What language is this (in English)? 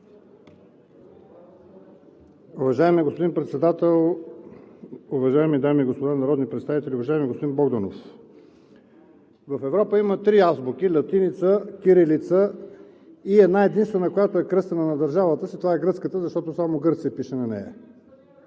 Bulgarian